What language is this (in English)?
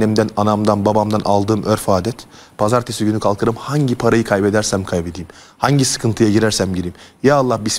Turkish